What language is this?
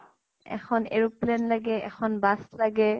Assamese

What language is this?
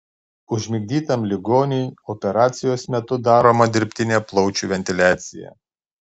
Lithuanian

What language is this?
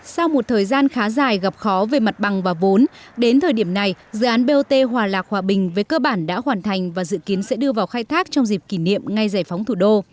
Vietnamese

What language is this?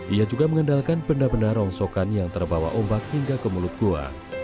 Indonesian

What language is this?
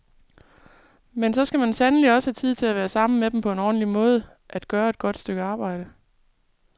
Danish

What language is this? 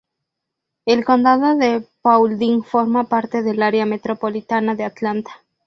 Spanish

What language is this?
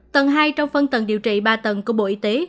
Vietnamese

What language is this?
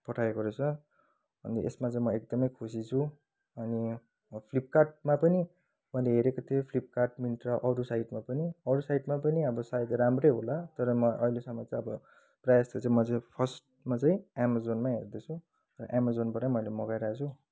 Nepali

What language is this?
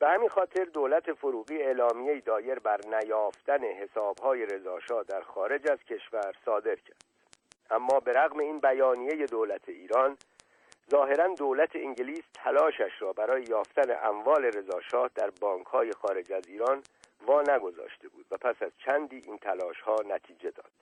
Persian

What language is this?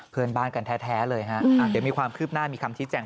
Thai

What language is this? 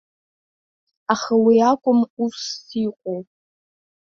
Abkhazian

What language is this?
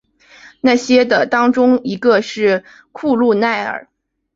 Chinese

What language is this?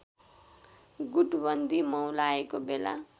Nepali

